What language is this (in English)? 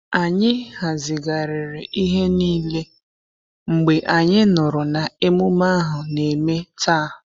Igbo